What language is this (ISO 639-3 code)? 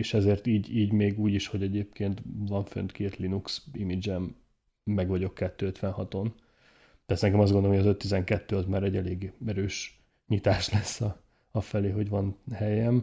hun